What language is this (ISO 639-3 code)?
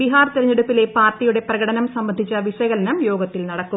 mal